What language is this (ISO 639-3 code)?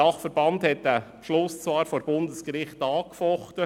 gsw